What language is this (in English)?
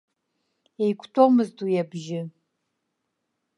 Abkhazian